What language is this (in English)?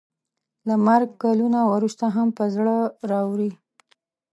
Pashto